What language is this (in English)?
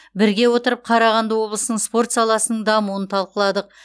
Kazakh